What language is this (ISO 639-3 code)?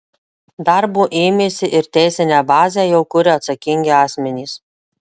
lit